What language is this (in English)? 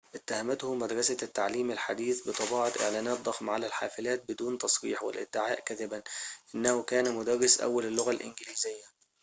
Arabic